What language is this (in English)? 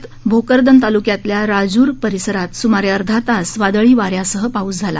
Marathi